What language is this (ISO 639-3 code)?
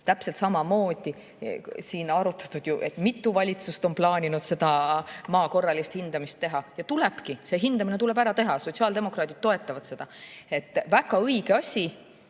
est